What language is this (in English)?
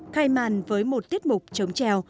Vietnamese